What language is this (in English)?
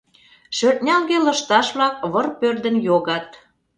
Mari